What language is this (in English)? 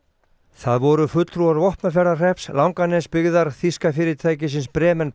Icelandic